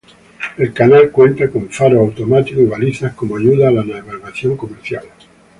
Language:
Spanish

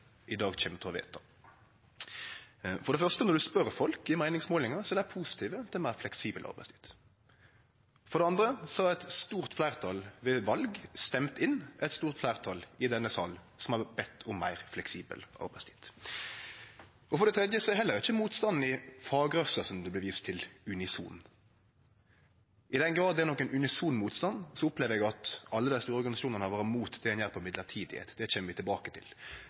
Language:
Norwegian Nynorsk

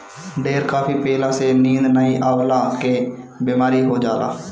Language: Bhojpuri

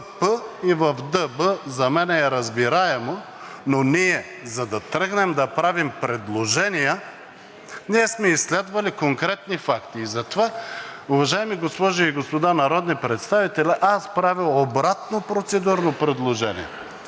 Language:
Bulgarian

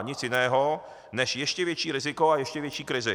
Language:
Czech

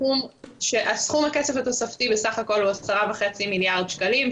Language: Hebrew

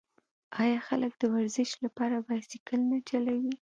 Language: Pashto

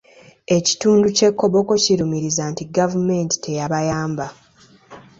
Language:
Ganda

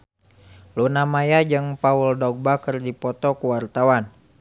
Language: Sundanese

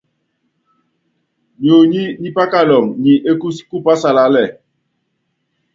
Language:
Yangben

